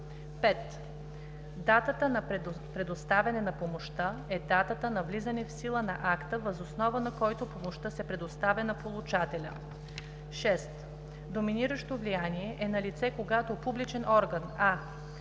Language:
Bulgarian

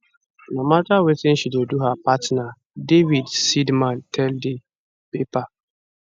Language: Nigerian Pidgin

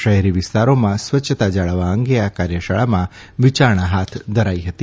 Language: Gujarati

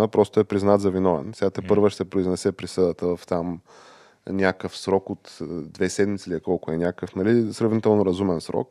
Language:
Bulgarian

